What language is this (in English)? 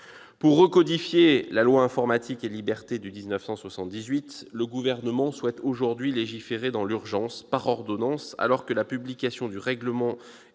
French